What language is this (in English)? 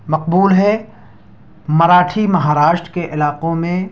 Urdu